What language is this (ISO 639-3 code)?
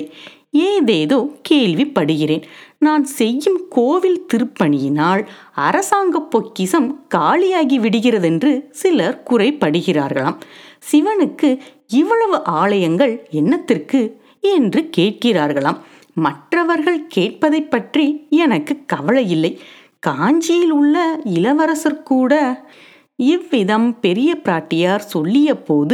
tam